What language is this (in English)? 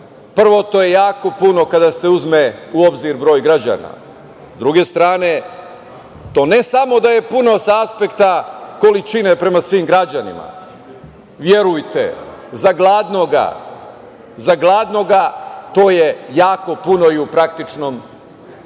Serbian